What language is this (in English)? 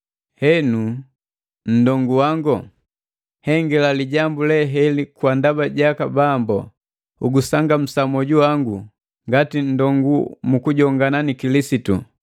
Matengo